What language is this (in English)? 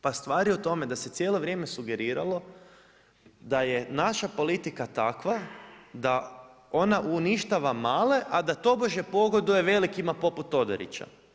Croatian